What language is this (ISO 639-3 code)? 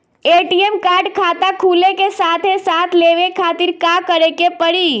bho